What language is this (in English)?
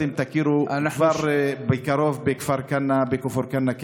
Hebrew